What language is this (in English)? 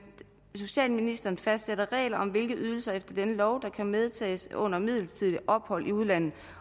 Danish